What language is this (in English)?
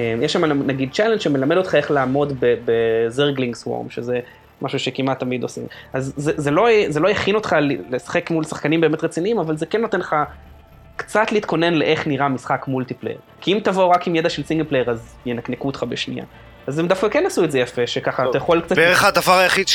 Hebrew